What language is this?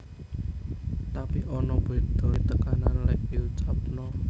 Javanese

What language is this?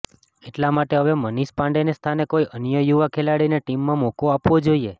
Gujarati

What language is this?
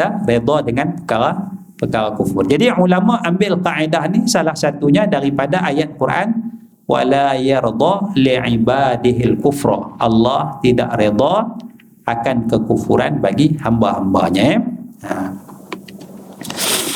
Malay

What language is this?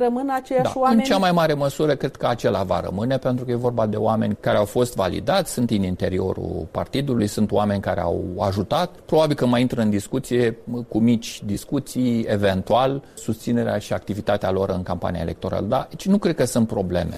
Romanian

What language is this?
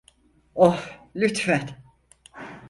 Turkish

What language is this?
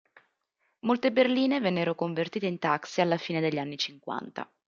Italian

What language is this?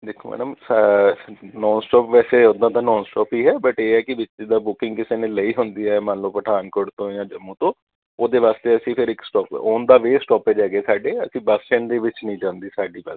Punjabi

